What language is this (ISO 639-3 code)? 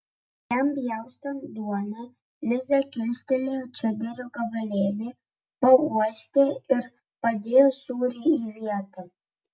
lit